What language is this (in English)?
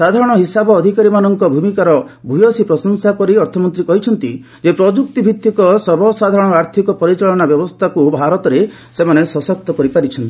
Odia